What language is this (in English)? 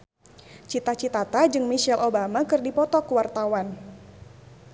Sundanese